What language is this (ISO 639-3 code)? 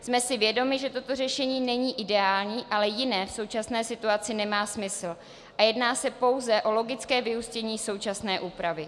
ces